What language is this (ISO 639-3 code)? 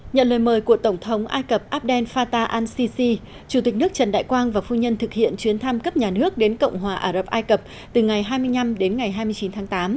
vie